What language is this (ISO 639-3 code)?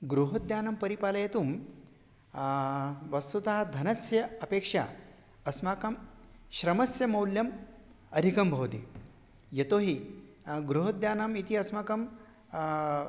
san